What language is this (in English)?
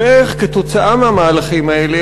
Hebrew